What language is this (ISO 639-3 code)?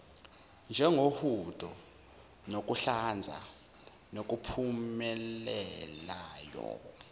zul